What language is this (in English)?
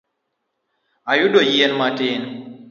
Luo (Kenya and Tanzania)